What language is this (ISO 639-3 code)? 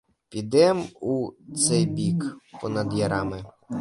ukr